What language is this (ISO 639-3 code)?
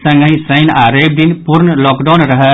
mai